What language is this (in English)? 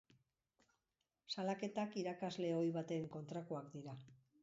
Basque